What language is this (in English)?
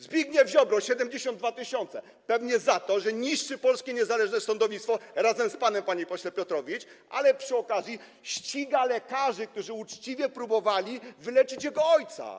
Polish